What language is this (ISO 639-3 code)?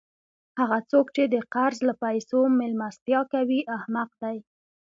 pus